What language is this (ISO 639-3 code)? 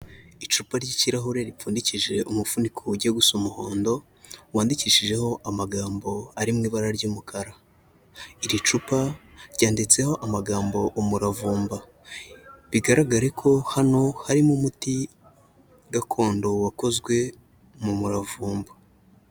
kin